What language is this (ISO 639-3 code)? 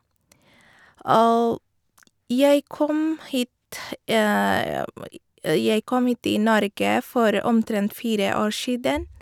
nor